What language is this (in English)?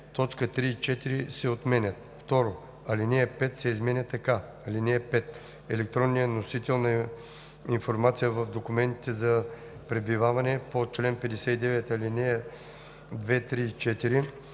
Bulgarian